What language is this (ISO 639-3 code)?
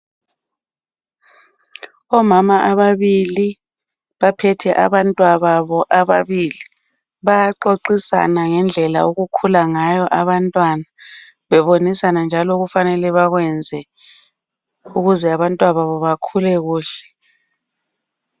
nde